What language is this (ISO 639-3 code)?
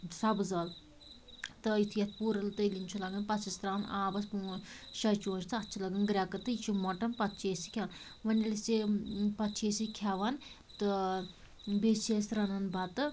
kas